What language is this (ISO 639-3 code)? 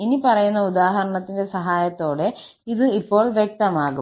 mal